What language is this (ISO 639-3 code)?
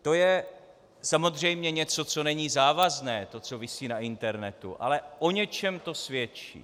ces